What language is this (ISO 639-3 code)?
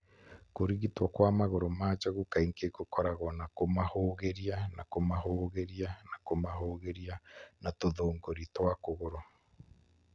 kik